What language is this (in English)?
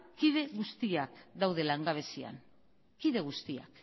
Basque